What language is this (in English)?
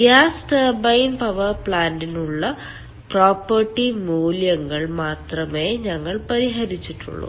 Malayalam